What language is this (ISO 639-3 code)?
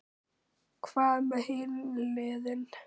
isl